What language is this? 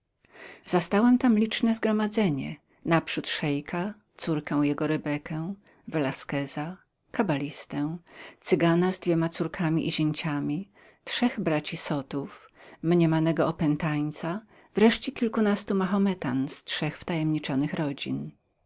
Polish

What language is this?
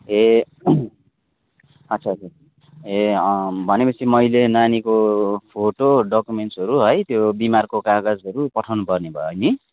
Nepali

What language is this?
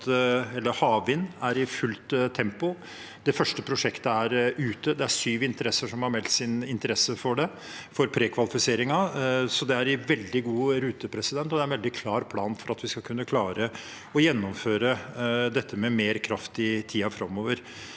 Norwegian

